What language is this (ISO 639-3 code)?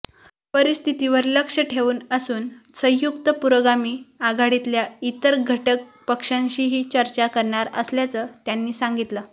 mar